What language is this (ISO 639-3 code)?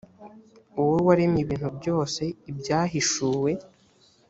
kin